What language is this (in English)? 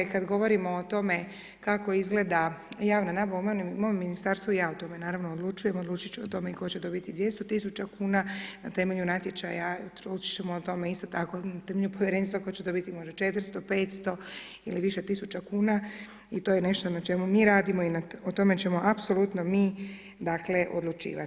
Croatian